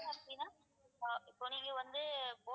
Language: Tamil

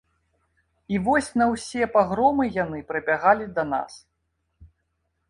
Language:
Belarusian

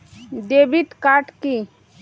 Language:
Bangla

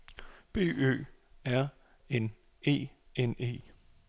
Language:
Danish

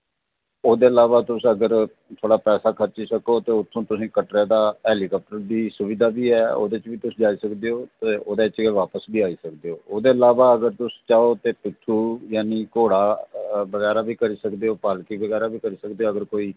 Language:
Dogri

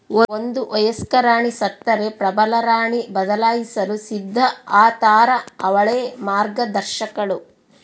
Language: Kannada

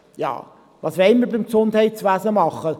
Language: Swiss German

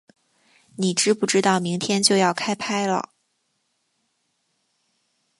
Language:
Chinese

